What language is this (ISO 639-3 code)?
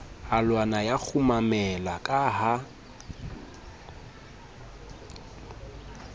sot